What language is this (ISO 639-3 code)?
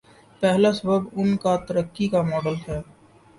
urd